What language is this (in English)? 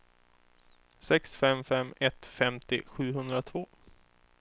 Swedish